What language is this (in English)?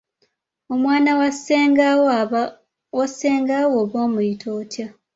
Ganda